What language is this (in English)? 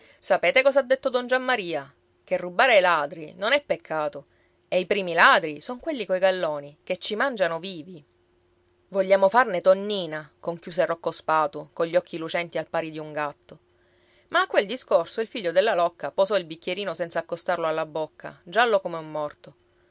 Italian